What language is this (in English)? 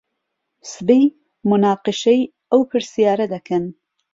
Central Kurdish